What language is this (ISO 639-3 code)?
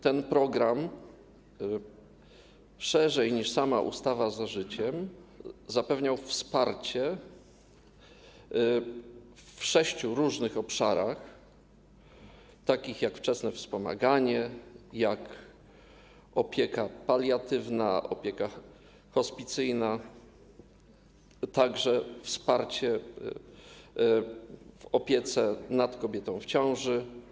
pol